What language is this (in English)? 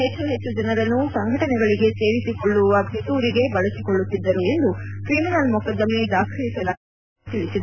Kannada